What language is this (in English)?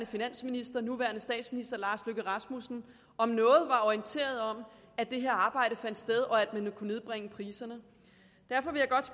Danish